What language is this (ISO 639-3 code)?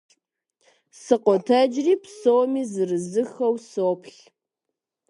kbd